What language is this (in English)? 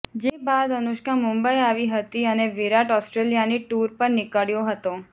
Gujarati